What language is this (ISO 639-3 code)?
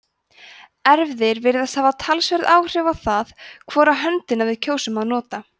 isl